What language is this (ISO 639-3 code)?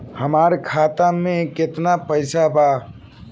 bho